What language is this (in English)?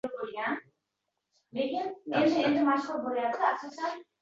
Uzbek